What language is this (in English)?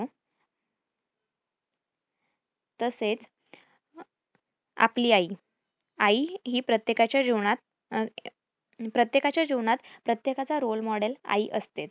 Marathi